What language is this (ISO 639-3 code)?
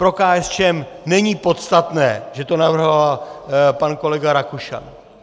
ces